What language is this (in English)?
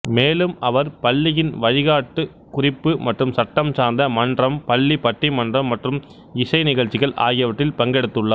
Tamil